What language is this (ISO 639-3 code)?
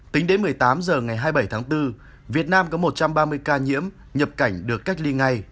vie